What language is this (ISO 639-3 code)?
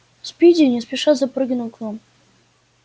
rus